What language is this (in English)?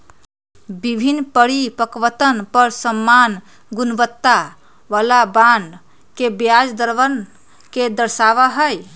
Magahi